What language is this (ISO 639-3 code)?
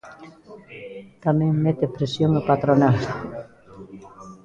glg